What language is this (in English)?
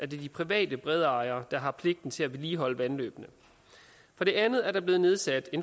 Danish